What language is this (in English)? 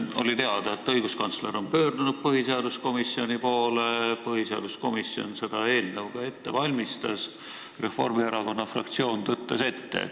Estonian